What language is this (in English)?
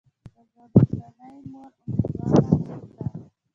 Pashto